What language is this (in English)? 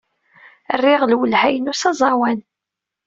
Kabyle